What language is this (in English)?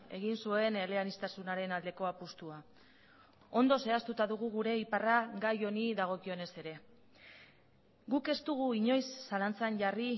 Basque